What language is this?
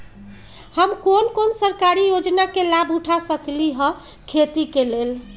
Magahi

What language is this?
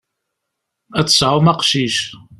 Kabyle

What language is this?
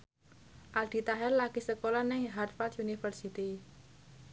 Javanese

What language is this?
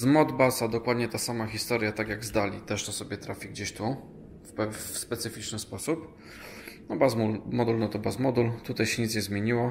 Polish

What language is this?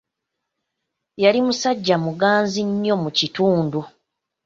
Ganda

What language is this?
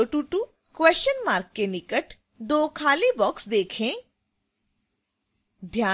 Hindi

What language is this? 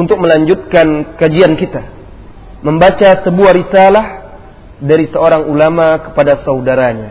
Malay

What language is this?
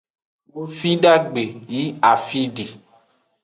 Aja (Benin)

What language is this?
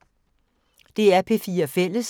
Danish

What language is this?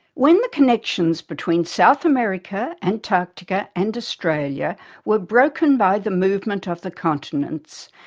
English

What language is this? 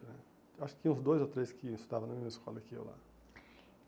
Portuguese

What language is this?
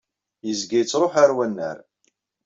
Kabyle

